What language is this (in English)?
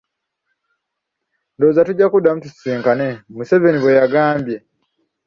Ganda